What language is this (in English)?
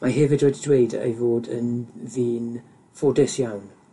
Welsh